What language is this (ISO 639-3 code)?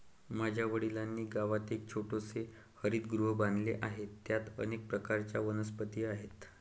mar